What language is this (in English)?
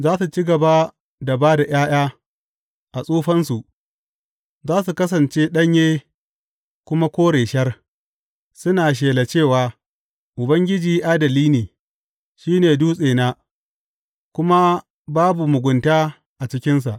Hausa